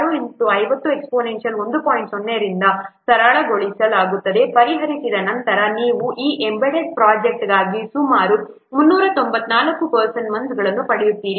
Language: Kannada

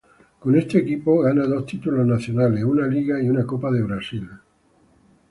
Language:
Spanish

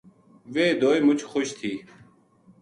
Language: Gujari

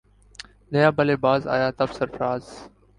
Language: Urdu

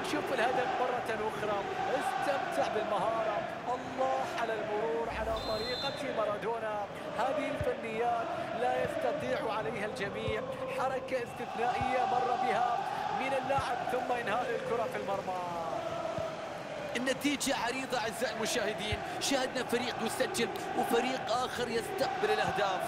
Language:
Arabic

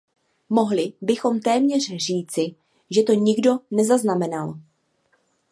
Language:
Czech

